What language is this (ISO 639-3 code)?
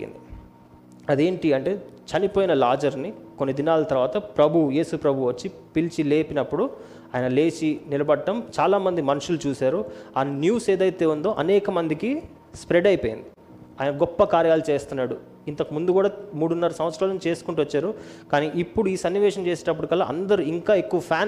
tel